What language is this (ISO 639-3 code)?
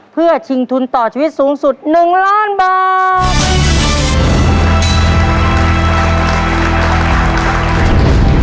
tha